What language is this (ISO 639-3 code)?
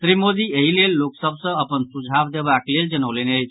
mai